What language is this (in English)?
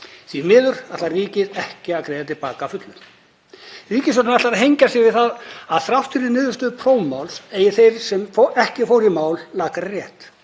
Icelandic